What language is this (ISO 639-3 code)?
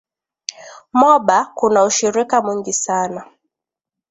swa